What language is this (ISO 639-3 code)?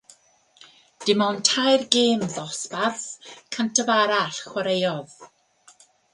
cym